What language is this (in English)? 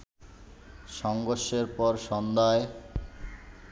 Bangla